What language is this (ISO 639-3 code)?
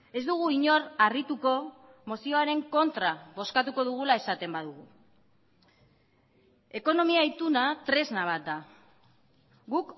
eus